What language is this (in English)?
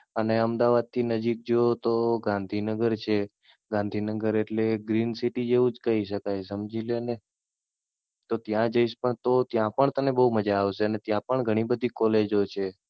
Gujarati